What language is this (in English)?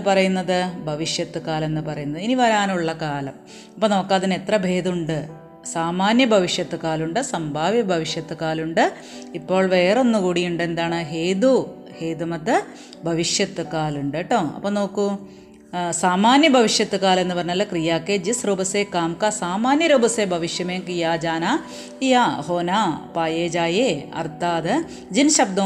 Malayalam